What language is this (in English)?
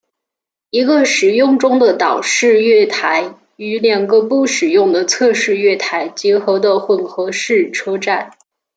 Chinese